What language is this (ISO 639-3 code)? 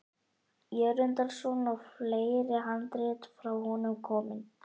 isl